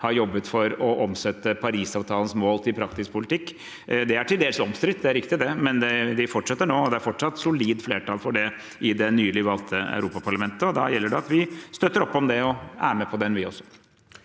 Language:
Norwegian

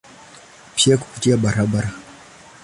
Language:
Swahili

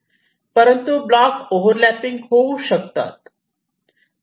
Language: Marathi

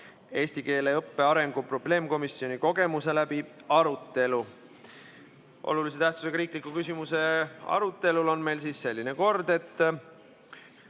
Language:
Estonian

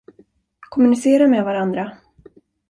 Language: Swedish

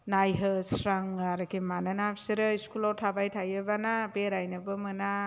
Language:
Bodo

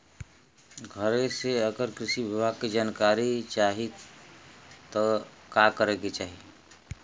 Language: Bhojpuri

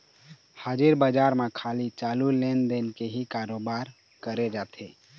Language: Chhattisgarhi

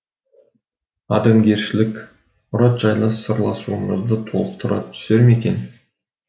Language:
Kazakh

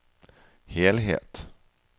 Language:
Norwegian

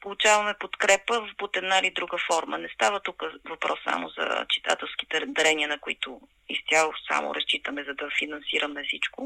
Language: Bulgarian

